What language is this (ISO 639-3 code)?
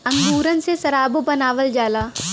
bho